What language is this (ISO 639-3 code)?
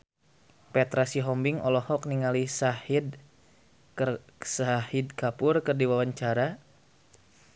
sun